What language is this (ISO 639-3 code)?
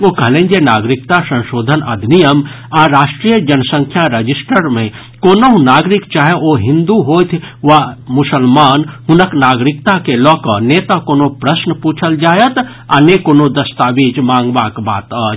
mai